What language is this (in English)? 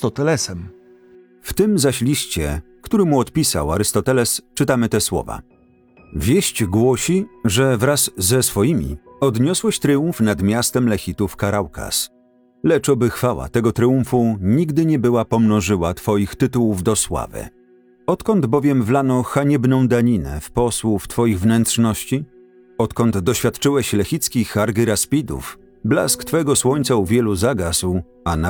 Polish